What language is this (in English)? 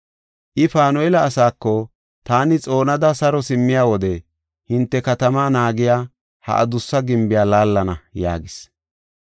Gofa